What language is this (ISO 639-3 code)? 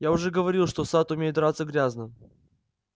rus